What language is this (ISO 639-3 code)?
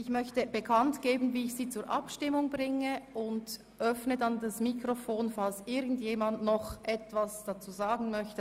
gsw